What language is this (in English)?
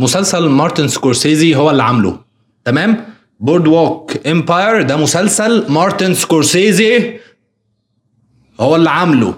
Arabic